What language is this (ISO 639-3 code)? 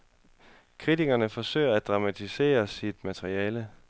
dan